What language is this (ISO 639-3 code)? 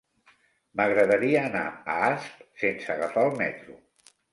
cat